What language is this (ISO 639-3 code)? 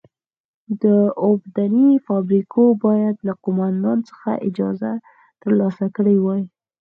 pus